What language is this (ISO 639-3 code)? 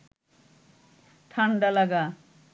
ben